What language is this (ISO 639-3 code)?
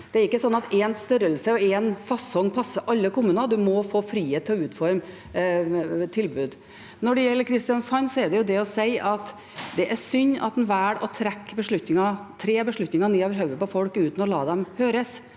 nor